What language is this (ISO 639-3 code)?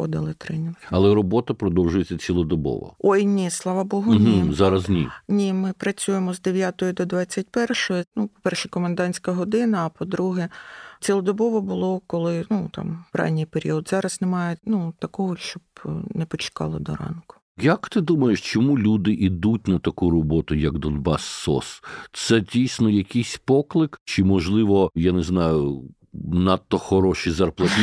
ukr